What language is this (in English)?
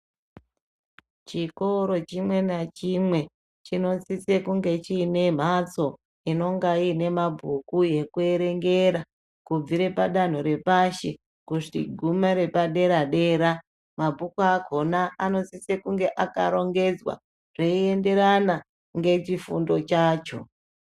Ndau